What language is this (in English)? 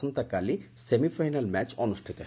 Odia